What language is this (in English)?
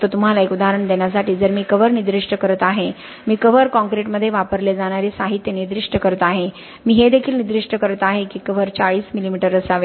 Marathi